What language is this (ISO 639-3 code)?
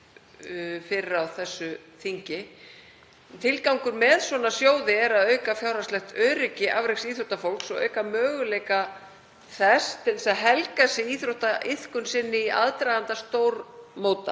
isl